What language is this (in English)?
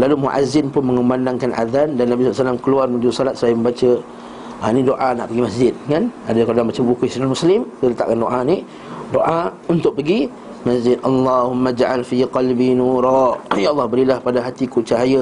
Malay